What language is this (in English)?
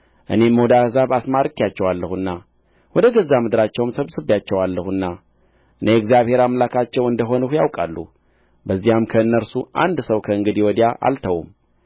Amharic